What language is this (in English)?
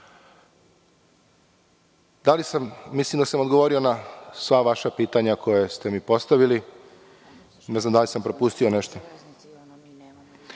Serbian